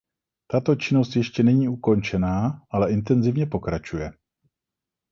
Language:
Czech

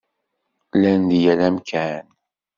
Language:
Kabyle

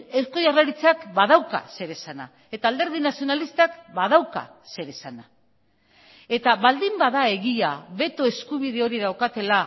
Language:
Basque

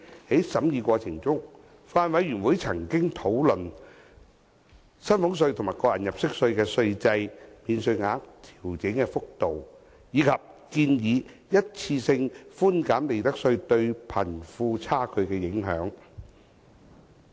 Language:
Cantonese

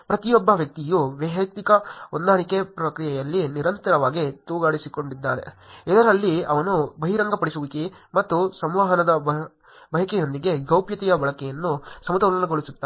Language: Kannada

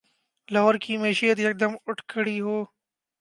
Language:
Urdu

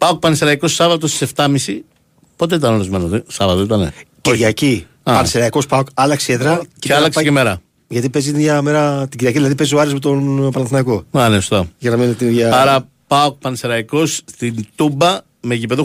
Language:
Greek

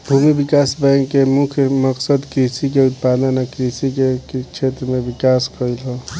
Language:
Bhojpuri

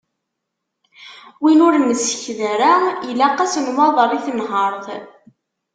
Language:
Kabyle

